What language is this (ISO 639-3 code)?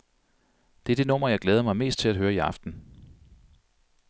dan